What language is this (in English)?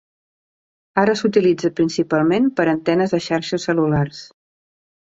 Catalan